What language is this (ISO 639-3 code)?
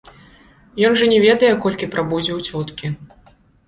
bel